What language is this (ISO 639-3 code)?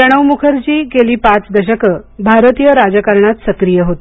mar